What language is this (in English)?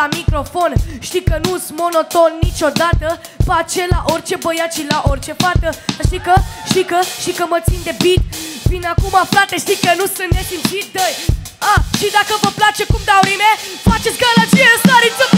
Romanian